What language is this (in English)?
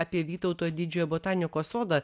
Lithuanian